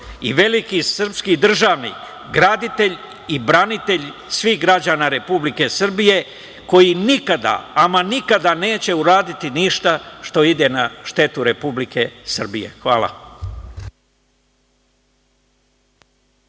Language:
Serbian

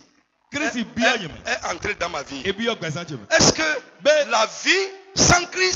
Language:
French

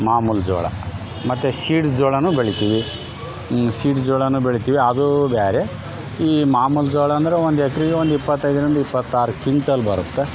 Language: Kannada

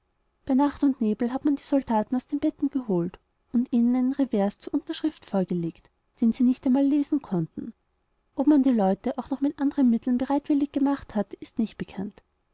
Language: German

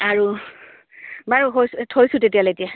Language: Assamese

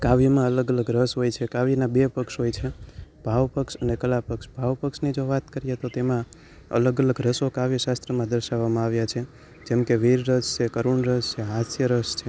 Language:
Gujarati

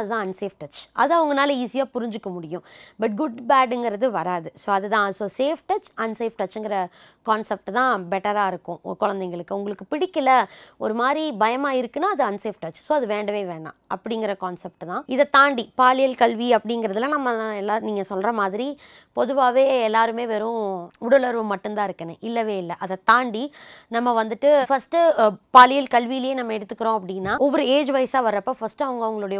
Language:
Tamil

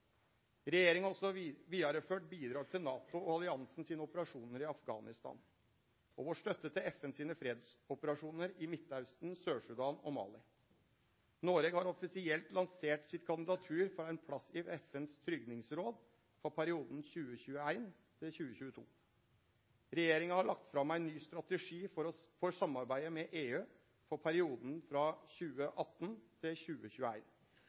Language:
Norwegian Nynorsk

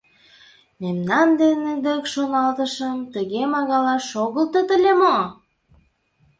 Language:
Mari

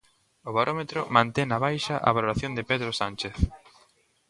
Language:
Galician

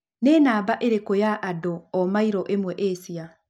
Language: Kikuyu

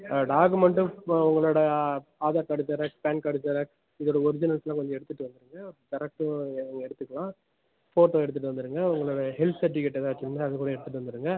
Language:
Tamil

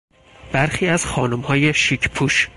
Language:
Persian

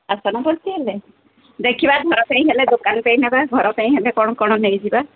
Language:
Odia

